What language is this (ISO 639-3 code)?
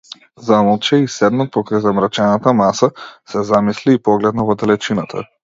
mkd